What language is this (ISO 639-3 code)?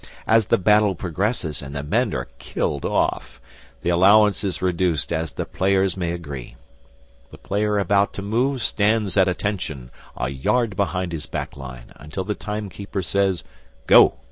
eng